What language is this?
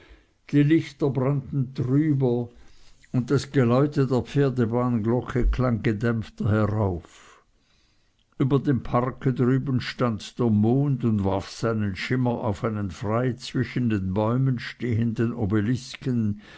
German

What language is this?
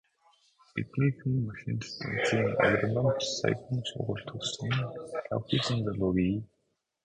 Mongolian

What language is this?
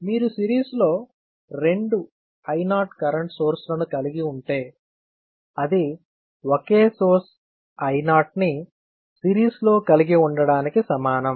Telugu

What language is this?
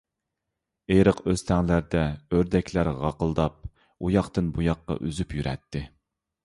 Uyghur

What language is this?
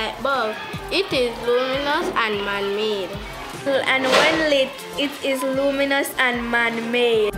English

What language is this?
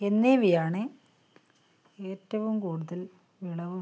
Malayalam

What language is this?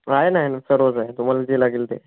Marathi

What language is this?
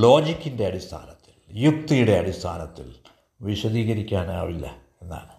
Malayalam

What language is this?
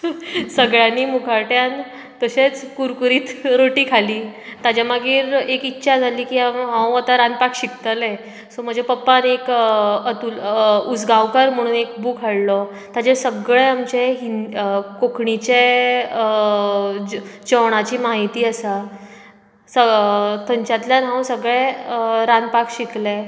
Konkani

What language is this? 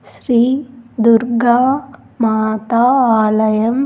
Telugu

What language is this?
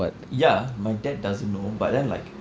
English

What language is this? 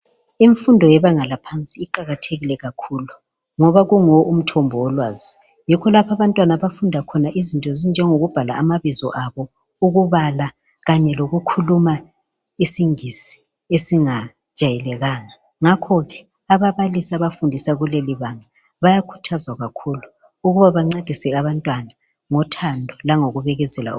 North Ndebele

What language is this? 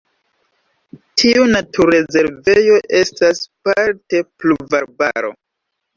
Esperanto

